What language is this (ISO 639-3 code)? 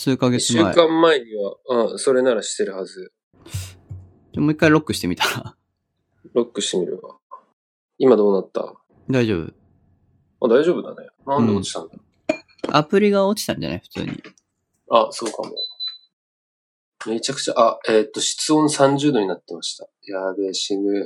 jpn